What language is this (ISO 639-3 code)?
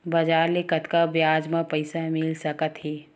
hne